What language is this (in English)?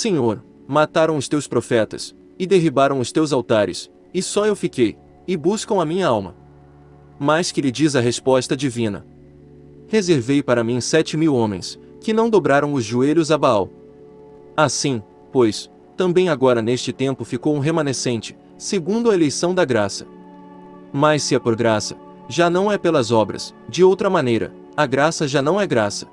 Portuguese